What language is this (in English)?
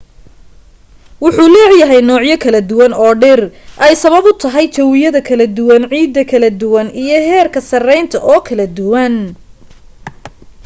Somali